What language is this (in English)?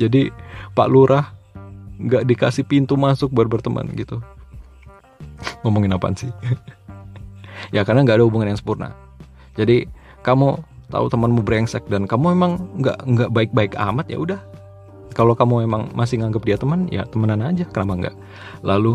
Indonesian